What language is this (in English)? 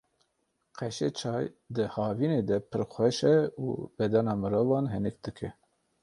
Kurdish